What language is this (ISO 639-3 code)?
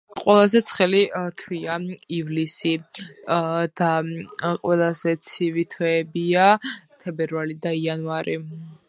kat